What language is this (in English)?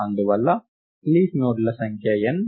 Telugu